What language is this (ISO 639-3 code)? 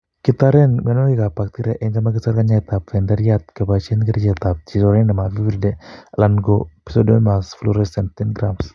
kln